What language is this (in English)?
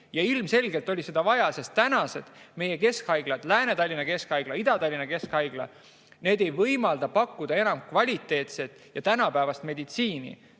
Estonian